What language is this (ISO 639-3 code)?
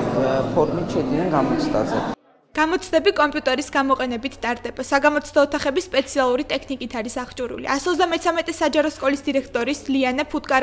ron